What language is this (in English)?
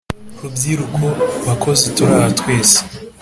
Kinyarwanda